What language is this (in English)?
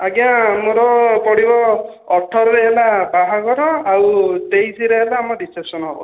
Odia